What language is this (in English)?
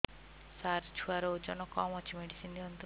Odia